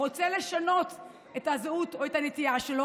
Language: Hebrew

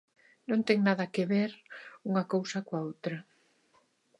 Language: Galician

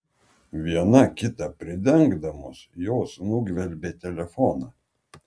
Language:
Lithuanian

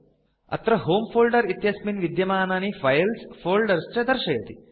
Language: Sanskrit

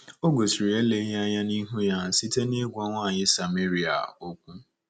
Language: Igbo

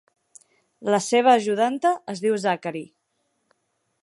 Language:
Catalan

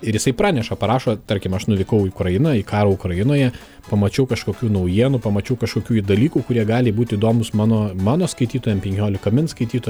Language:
Lithuanian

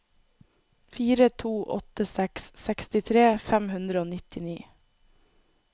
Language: Norwegian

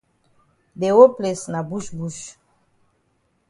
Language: Cameroon Pidgin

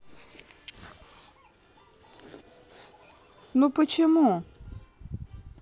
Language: Russian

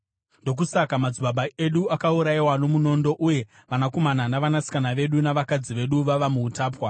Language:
Shona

